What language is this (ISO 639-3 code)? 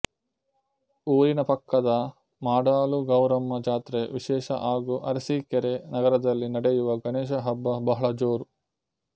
kan